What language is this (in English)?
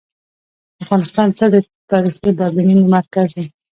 Pashto